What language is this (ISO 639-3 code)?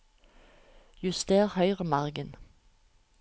nor